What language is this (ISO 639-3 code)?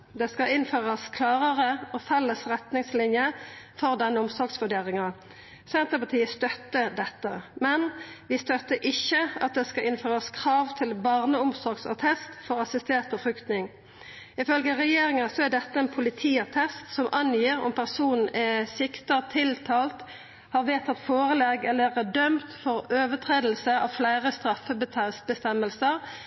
nno